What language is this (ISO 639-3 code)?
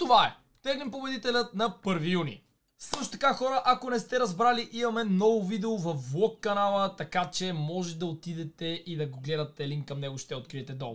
bul